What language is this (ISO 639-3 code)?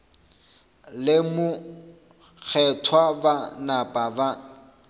nso